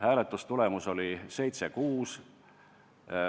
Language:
Estonian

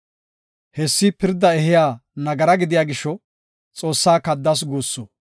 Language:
Gofa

